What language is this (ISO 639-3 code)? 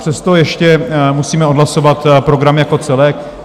ces